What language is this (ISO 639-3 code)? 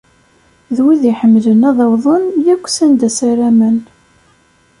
kab